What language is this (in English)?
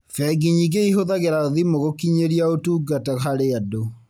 Kikuyu